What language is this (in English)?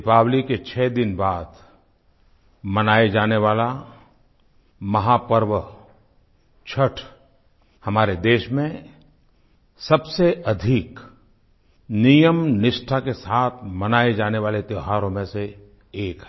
Hindi